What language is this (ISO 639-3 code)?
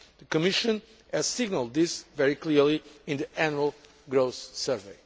eng